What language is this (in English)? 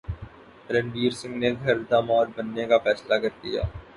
Urdu